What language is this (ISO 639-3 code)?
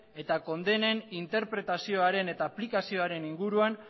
eus